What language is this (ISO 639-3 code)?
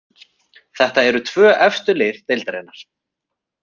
isl